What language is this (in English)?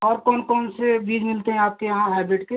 Hindi